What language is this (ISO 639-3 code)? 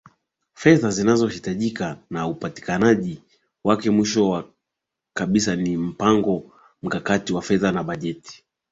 swa